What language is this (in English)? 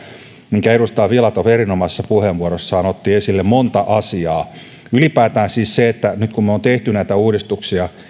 Finnish